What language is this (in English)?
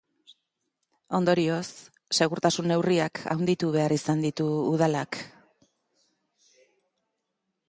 Basque